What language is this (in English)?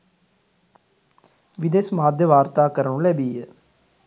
Sinhala